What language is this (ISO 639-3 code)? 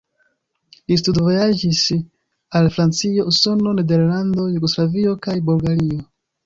epo